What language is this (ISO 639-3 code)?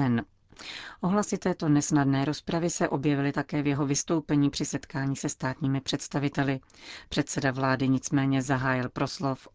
ces